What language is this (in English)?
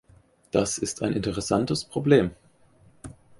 German